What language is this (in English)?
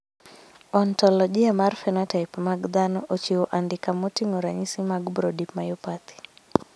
Luo (Kenya and Tanzania)